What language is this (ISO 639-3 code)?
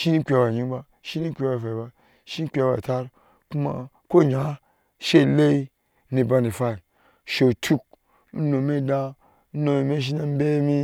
ahs